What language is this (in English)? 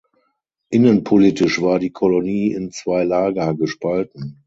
German